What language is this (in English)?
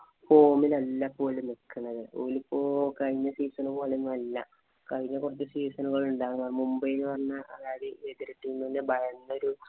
Malayalam